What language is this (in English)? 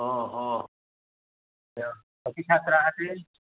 Sanskrit